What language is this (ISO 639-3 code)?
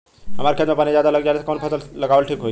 bho